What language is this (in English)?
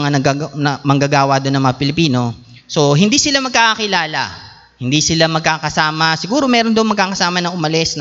Filipino